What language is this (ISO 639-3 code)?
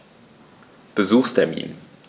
deu